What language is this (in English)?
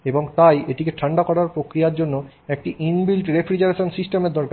Bangla